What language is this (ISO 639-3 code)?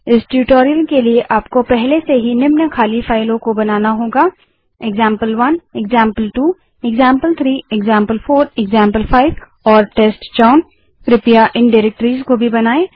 hin